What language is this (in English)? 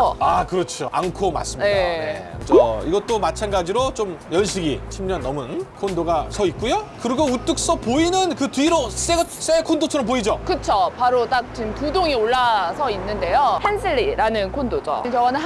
Korean